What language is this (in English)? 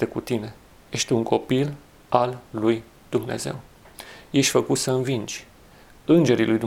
Romanian